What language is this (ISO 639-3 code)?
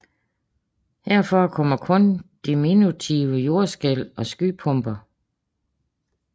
dan